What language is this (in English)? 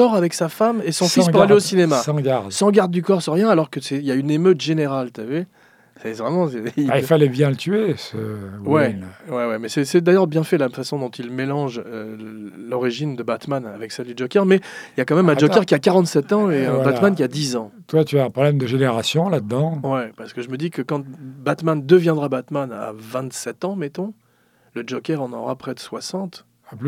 French